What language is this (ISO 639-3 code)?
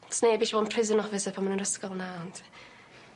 cym